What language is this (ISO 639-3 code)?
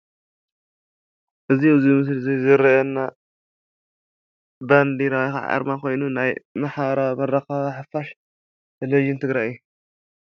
tir